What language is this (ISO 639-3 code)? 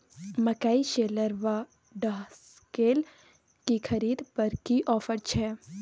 mai